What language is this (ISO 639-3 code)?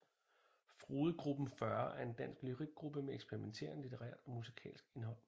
dan